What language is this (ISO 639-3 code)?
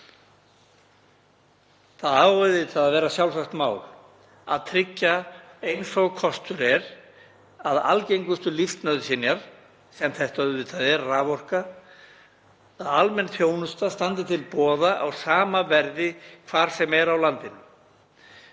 isl